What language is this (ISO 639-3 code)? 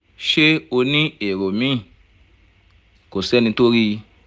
yor